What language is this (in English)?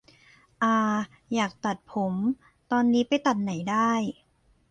Thai